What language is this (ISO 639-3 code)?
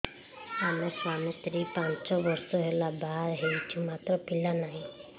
ori